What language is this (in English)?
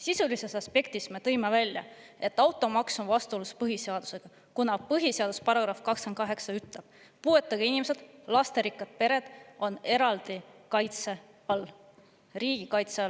Estonian